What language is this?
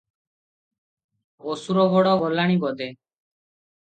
Odia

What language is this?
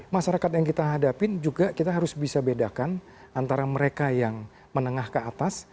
Indonesian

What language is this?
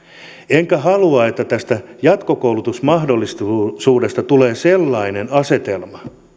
Finnish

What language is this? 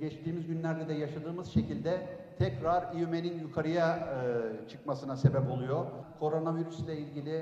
Turkish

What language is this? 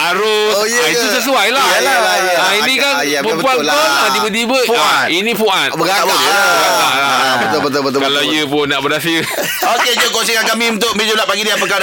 Malay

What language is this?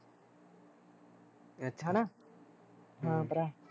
Punjabi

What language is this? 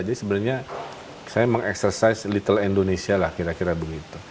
Indonesian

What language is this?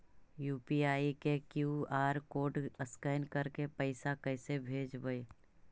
Magahi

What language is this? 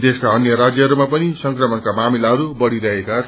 Nepali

